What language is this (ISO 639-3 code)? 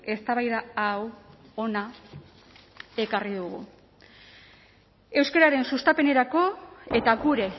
eus